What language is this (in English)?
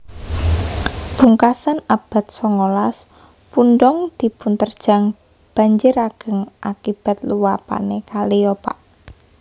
Javanese